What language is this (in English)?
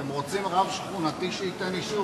Hebrew